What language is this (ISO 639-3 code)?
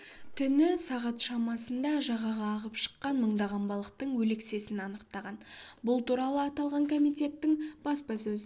kaz